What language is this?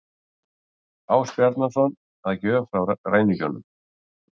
Icelandic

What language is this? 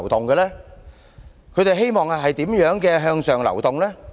Cantonese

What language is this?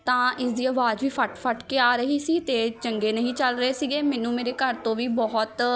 Punjabi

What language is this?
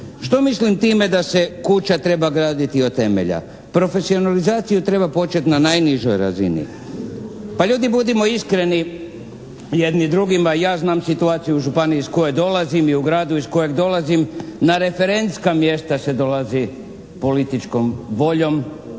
Croatian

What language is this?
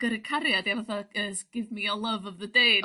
Welsh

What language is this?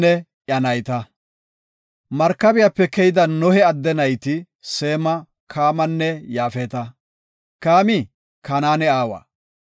Gofa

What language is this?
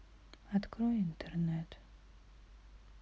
Russian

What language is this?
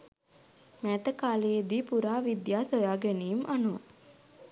Sinhala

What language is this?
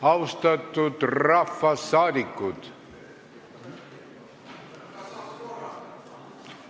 Estonian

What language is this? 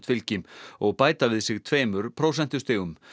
Icelandic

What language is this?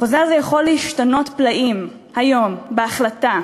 Hebrew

